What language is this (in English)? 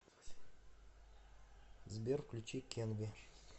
Russian